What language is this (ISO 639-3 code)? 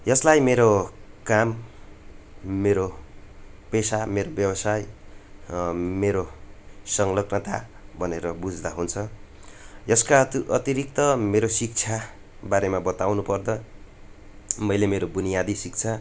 nep